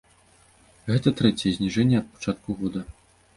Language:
Belarusian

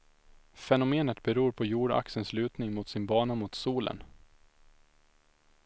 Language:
Swedish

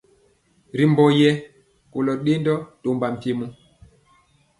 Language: Mpiemo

